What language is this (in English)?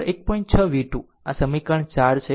Gujarati